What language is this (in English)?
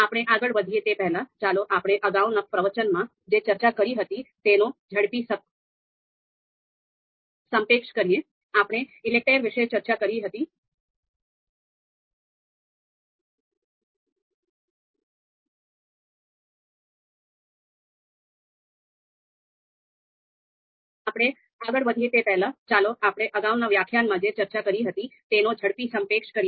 Gujarati